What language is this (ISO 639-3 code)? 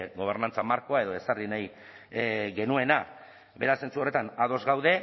eus